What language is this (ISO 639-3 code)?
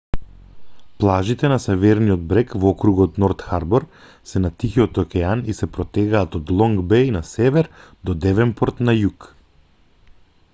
mkd